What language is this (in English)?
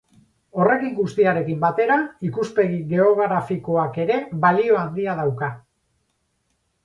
Basque